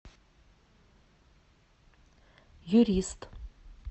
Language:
Russian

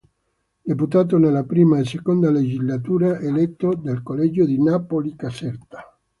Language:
Italian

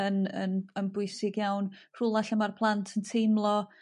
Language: Welsh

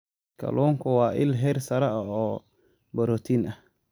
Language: Somali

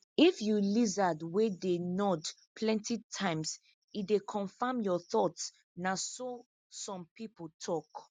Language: Nigerian Pidgin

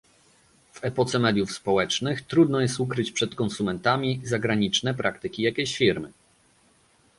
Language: Polish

